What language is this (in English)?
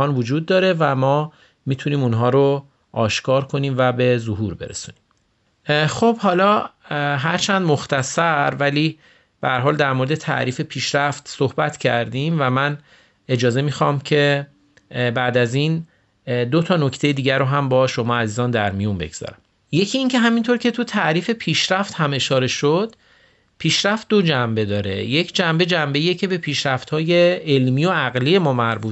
Persian